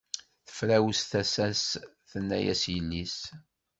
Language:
Kabyle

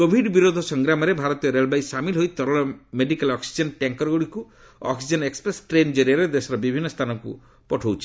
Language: Odia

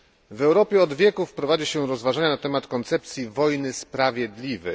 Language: Polish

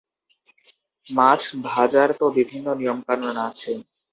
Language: Bangla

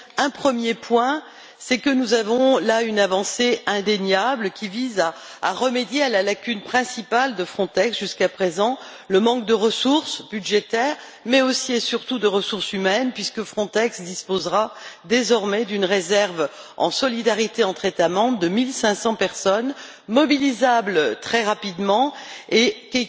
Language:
French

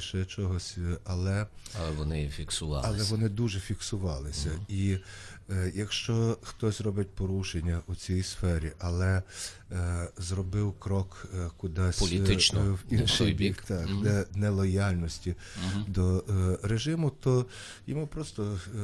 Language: Ukrainian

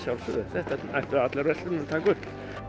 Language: Icelandic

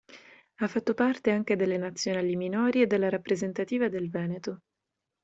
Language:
Italian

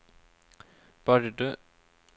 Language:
Norwegian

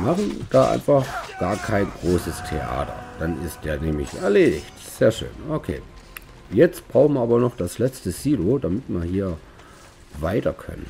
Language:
German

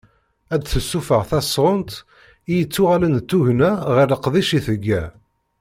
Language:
Kabyle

